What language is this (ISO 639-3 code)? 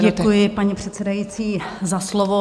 ces